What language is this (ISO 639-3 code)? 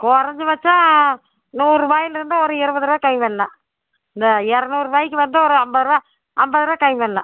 tam